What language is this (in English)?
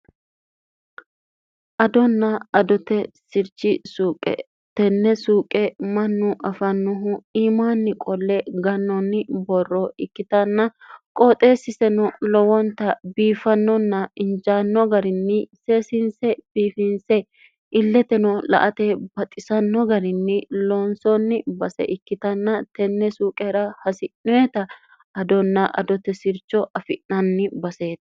Sidamo